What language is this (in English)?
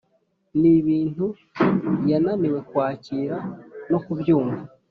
Kinyarwanda